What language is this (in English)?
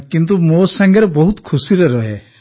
Odia